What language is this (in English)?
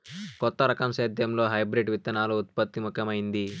Telugu